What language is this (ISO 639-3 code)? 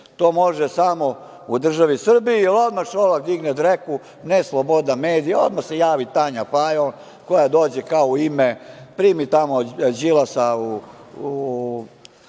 srp